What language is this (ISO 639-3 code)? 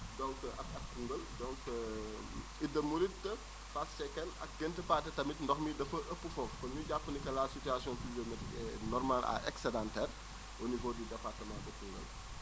wol